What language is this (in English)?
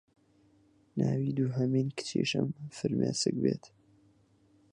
Central Kurdish